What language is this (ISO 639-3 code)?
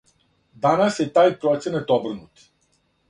srp